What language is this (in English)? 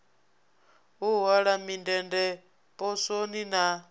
Venda